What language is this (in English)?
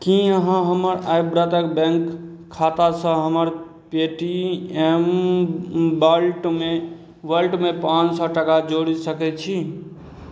Maithili